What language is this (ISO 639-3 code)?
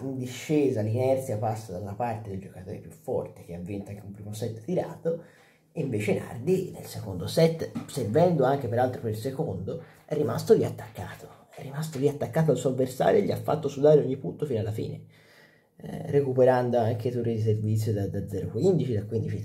ita